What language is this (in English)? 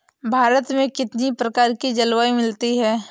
Hindi